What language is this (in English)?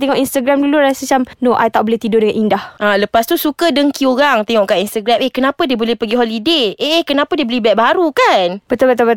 Malay